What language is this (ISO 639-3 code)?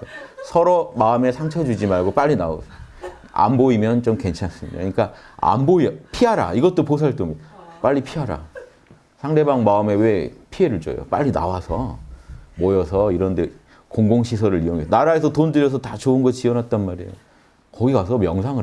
kor